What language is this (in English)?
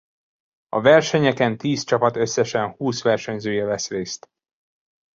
Hungarian